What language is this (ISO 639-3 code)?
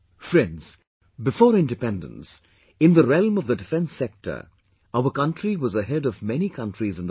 eng